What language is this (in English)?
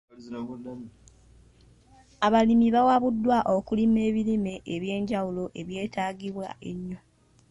Ganda